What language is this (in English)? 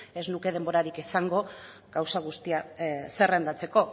Basque